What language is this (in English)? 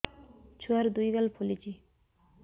Odia